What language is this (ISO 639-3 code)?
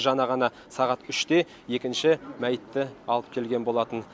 kaz